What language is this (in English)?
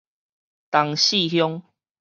Min Nan Chinese